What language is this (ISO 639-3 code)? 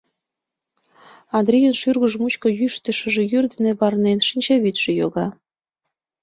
chm